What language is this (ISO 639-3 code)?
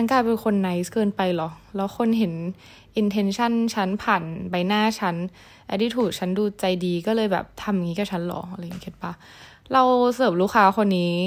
tha